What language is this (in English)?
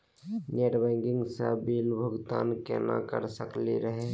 Magahi